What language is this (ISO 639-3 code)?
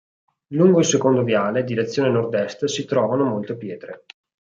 ita